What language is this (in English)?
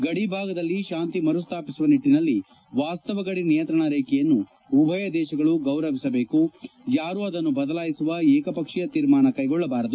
Kannada